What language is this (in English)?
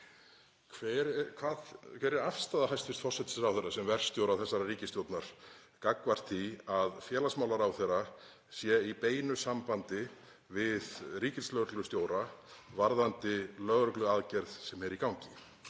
Icelandic